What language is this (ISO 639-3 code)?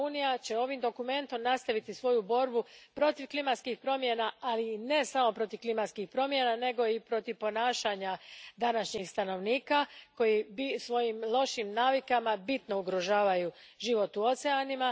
hrv